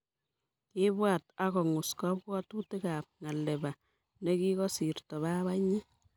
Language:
Kalenjin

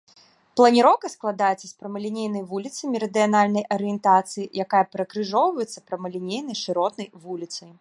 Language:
Belarusian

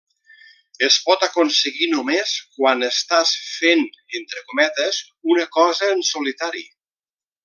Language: Catalan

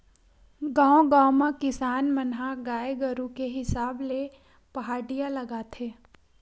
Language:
Chhattisgarhi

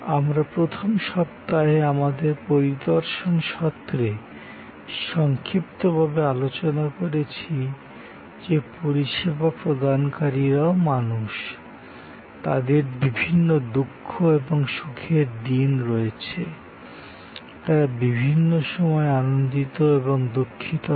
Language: Bangla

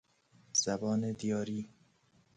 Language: Persian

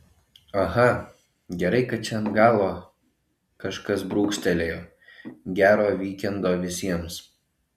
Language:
Lithuanian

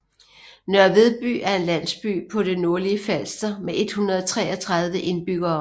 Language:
Danish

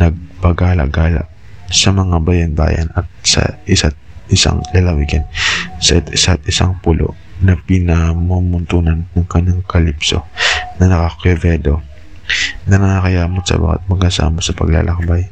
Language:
Filipino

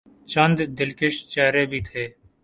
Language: Urdu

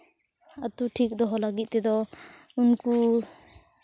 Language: Santali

